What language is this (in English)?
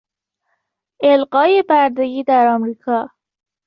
Persian